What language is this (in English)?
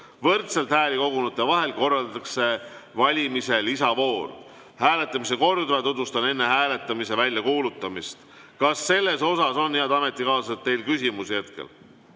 Estonian